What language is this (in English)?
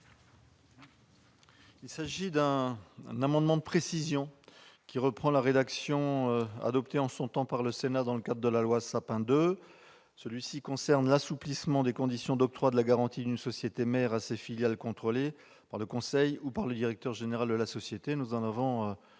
French